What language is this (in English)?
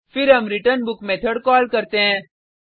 Hindi